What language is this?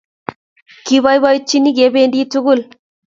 Kalenjin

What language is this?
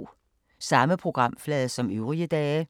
Danish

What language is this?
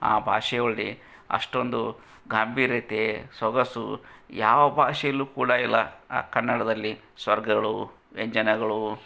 Kannada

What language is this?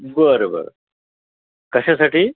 Marathi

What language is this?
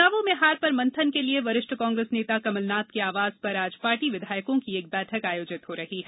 Hindi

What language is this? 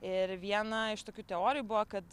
Lithuanian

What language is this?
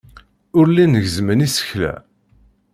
Kabyle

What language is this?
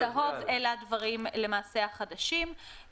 Hebrew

